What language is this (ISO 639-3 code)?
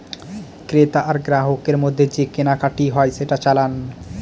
ben